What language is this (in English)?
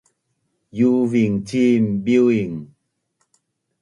Bunun